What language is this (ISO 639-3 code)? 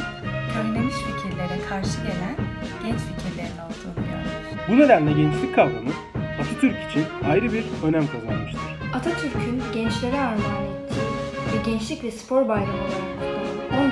tur